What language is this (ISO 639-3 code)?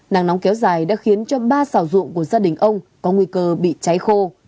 vie